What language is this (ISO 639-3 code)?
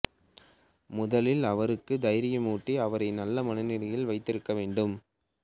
tam